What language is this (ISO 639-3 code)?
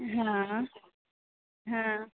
mai